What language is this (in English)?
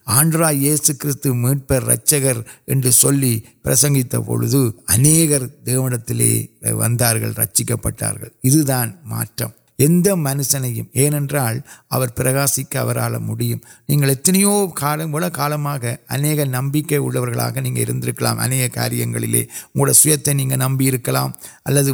Urdu